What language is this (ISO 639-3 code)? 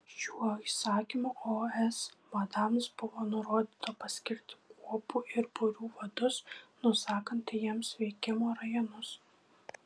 lit